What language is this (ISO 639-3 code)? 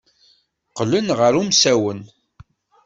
kab